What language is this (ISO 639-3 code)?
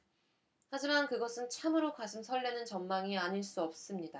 kor